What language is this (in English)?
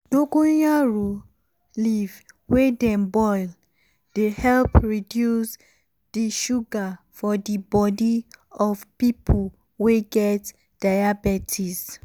Nigerian Pidgin